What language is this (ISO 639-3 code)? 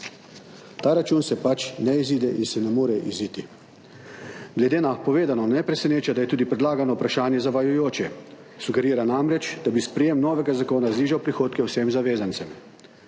slv